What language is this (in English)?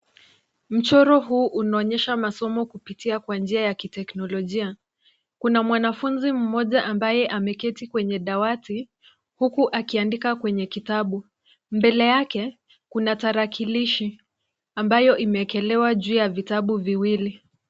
Swahili